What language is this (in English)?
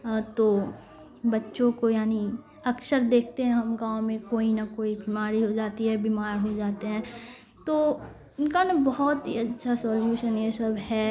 Urdu